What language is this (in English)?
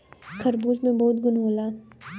Bhojpuri